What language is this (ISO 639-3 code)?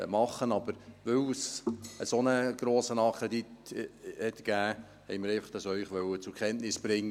gsw